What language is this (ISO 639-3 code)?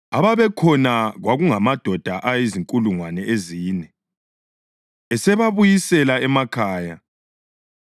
nde